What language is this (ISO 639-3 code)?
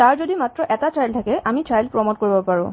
asm